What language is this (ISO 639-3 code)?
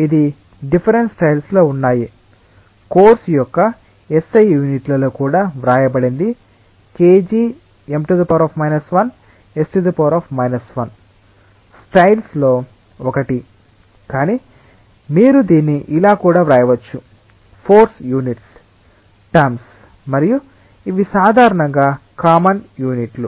tel